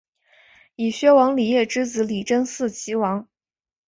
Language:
Chinese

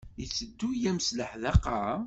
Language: Kabyle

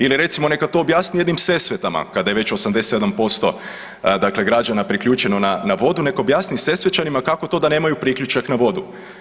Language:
Croatian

